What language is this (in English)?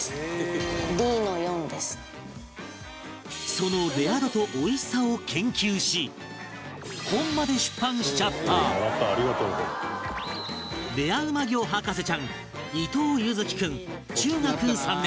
Japanese